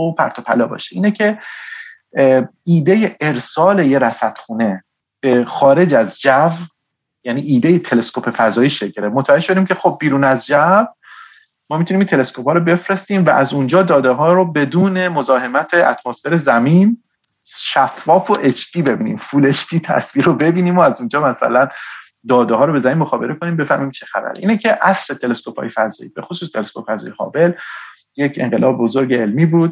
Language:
Persian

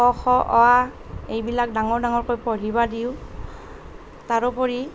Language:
Assamese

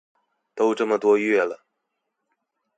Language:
Chinese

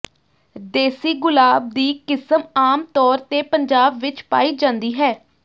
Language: Punjabi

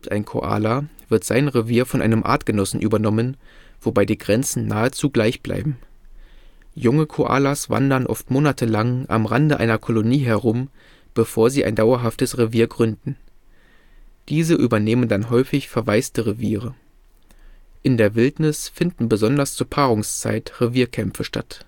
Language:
German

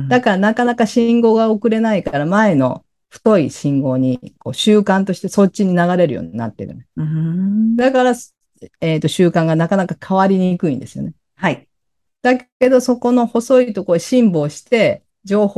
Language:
Japanese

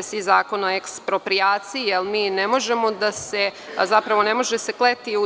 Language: Serbian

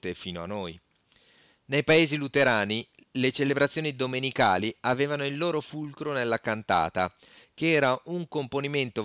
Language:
Italian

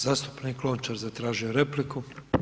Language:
Croatian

